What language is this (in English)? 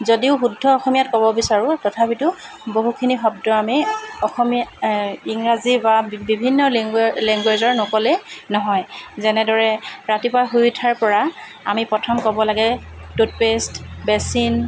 Assamese